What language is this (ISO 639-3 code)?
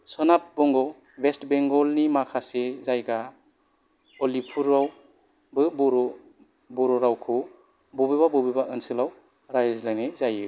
brx